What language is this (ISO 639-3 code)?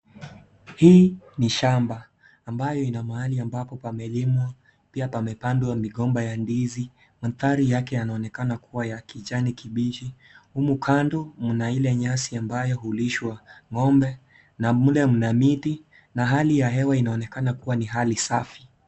swa